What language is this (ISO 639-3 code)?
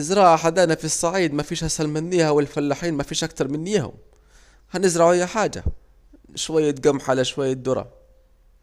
aec